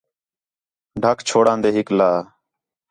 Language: Khetrani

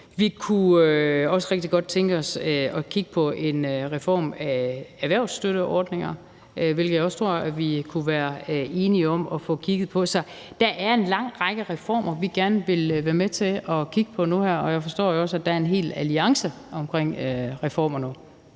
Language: Danish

